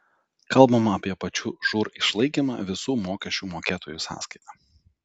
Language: Lithuanian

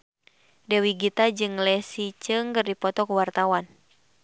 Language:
Sundanese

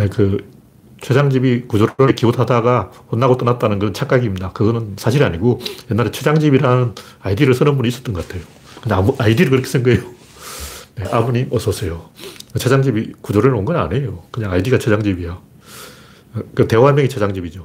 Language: Korean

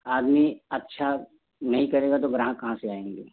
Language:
Hindi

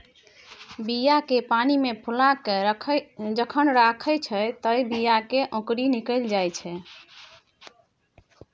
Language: Maithili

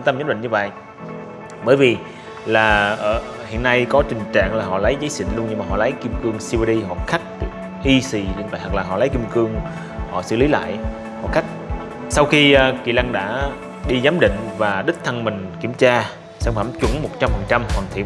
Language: Vietnamese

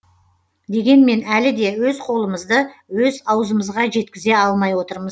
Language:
Kazakh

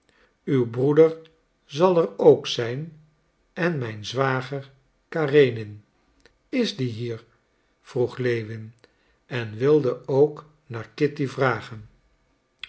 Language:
Dutch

